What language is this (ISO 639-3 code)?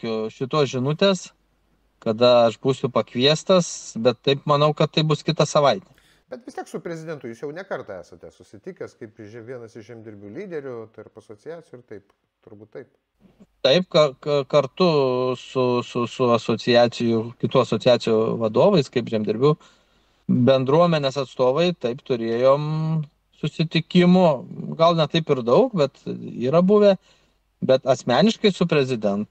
lit